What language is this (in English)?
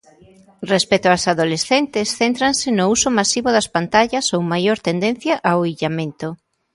Galician